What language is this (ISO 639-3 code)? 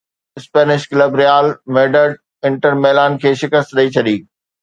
snd